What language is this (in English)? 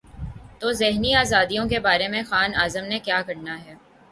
Urdu